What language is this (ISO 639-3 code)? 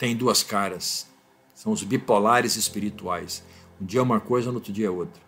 por